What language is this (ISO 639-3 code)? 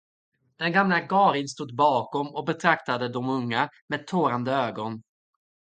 swe